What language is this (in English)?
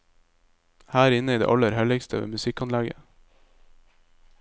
Norwegian